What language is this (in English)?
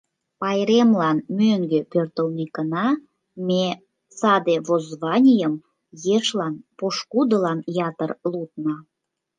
Mari